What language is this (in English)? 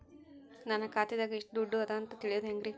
Kannada